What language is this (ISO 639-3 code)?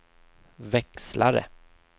swe